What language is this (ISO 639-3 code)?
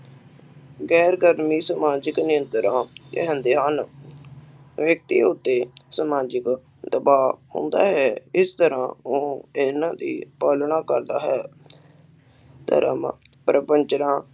pan